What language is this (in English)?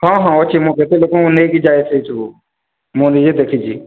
Odia